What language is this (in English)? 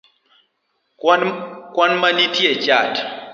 Luo (Kenya and Tanzania)